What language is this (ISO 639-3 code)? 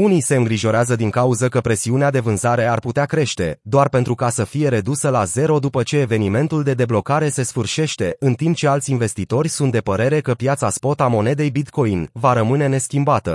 ron